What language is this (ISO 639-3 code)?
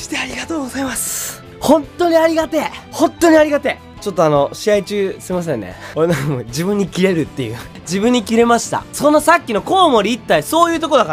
jpn